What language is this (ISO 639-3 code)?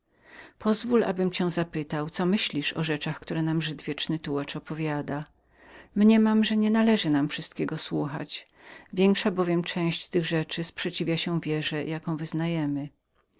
pol